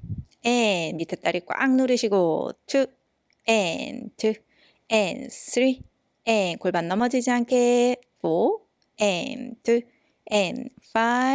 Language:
Korean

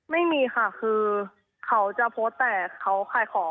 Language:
Thai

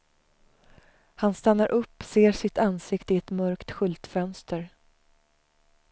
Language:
Swedish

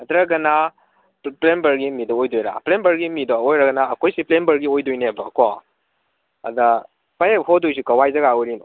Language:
Manipuri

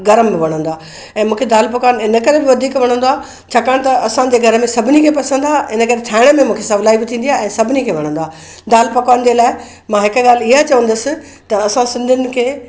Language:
Sindhi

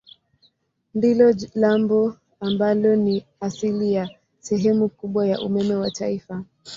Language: Swahili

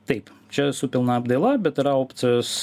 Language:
Lithuanian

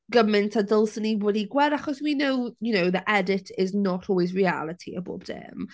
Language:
Welsh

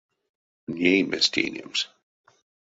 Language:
Erzya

